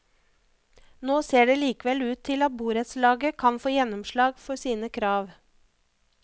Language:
Norwegian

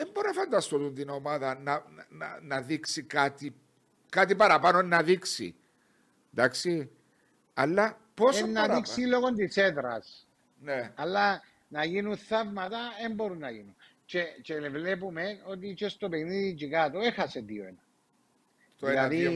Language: Greek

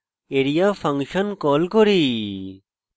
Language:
Bangla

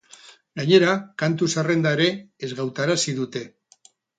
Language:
Basque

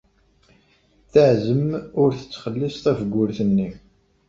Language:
Kabyle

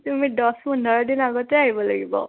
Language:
Assamese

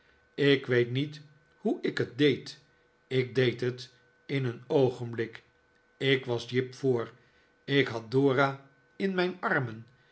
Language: Dutch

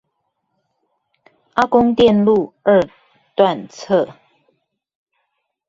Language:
Chinese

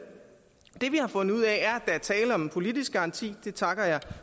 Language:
Danish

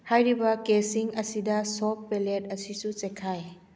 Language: Manipuri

